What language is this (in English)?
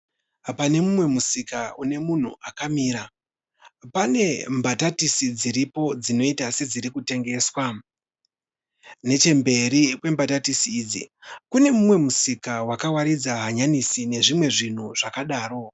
Shona